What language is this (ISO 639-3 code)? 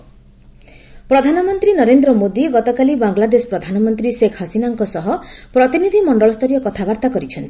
ori